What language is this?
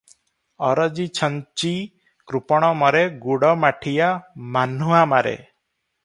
Odia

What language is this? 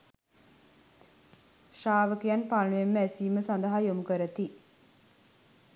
Sinhala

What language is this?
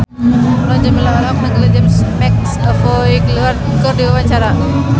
Sundanese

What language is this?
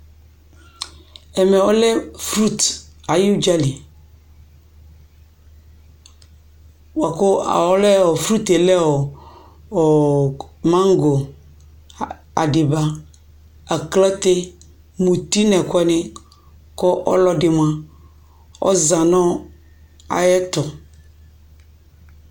Ikposo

